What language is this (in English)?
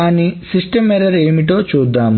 Telugu